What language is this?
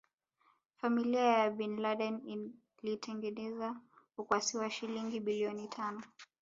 Swahili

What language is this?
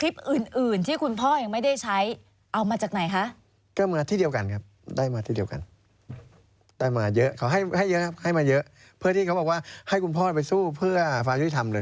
Thai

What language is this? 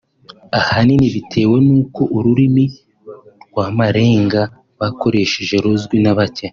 Kinyarwanda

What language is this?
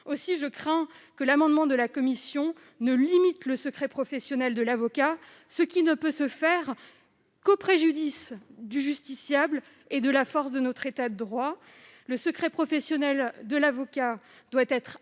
French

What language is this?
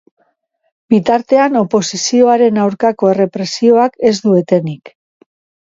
Basque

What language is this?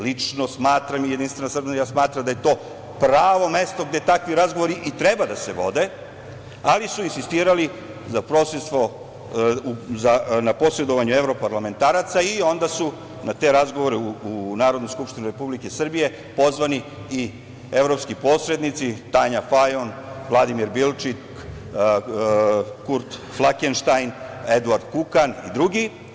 Serbian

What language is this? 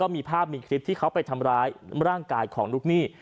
Thai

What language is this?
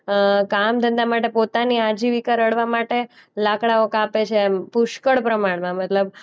Gujarati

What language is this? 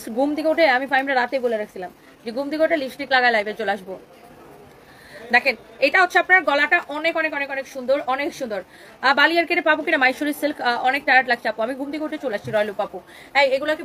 Bangla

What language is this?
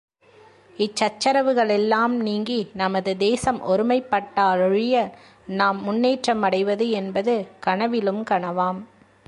Tamil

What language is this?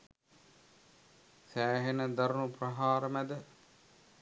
Sinhala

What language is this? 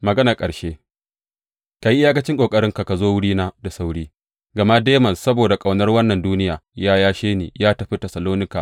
Hausa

